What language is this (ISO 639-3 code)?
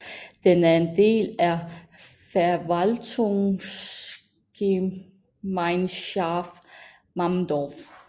dan